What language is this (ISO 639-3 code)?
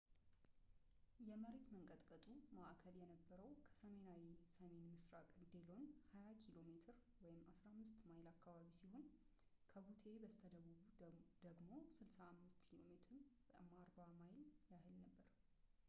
amh